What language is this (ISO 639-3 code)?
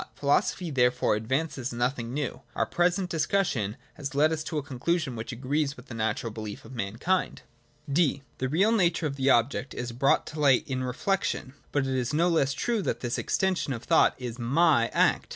eng